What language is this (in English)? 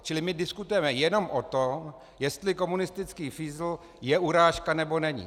Czech